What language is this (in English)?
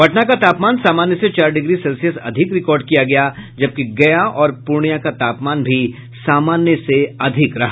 Hindi